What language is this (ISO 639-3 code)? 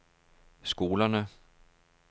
dan